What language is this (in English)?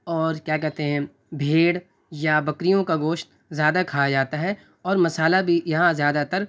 Urdu